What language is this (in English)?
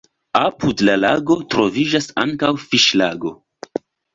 Esperanto